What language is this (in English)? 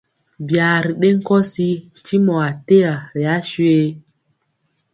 Mpiemo